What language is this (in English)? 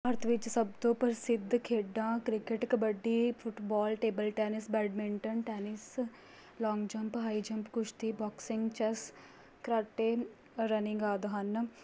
Punjabi